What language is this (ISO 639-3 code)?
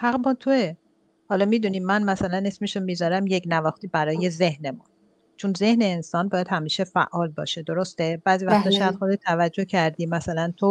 fas